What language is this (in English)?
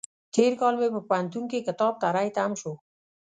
Pashto